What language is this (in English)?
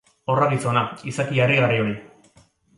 Basque